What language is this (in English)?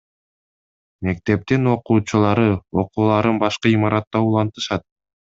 Kyrgyz